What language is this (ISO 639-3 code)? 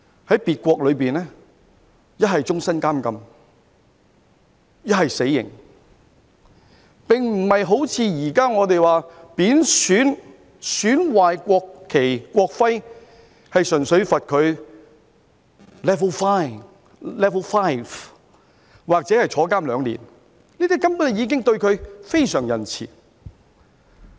yue